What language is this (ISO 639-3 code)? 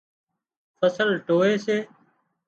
kxp